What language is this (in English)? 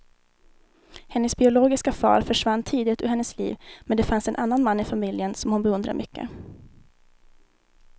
Swedish